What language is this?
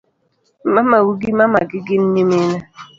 Luo (Kenya and Tanzania)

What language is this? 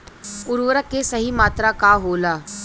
Bhojpuri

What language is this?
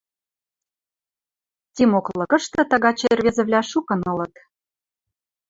Western Mari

